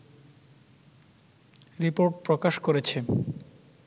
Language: Bangla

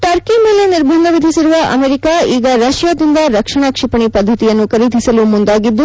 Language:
Kannada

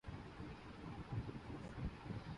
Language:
Urdu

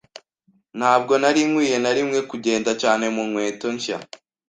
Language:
Kinyarwanda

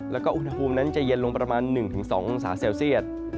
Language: Thai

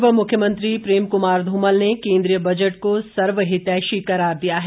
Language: Hindi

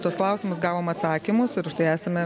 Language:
Lithuanian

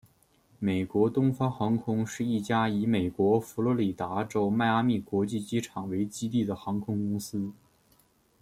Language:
Chinese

